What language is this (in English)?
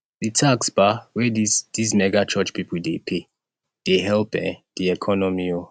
Nigerian Pidgin